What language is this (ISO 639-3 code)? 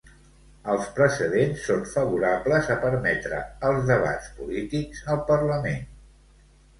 cat